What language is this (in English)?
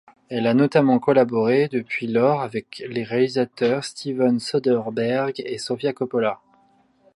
French